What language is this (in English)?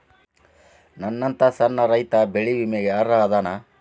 Kannada